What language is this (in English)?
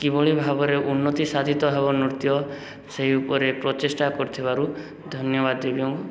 Odia